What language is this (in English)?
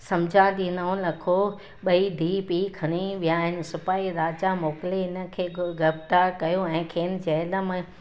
Sindhi